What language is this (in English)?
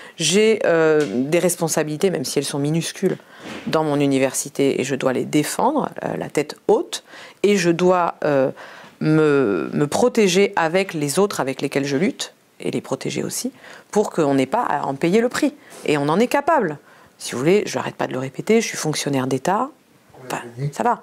French